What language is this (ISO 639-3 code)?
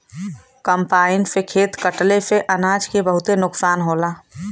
bho